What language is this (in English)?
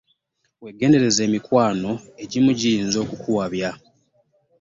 Ganda